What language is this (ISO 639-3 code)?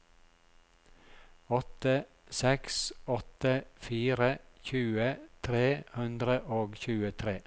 nor